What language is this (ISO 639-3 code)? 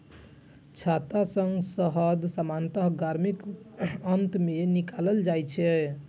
mai